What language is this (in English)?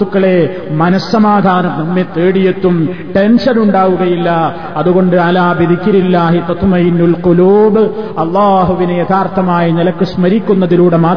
Malayalam